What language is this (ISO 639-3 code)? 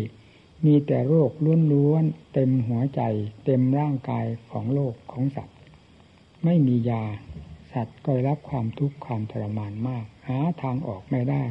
tha